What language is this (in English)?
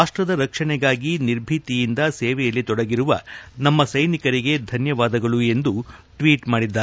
Kannada